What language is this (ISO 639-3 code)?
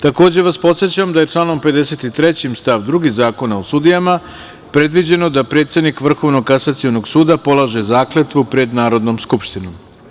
srp